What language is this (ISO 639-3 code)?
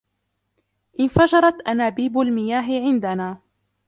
ara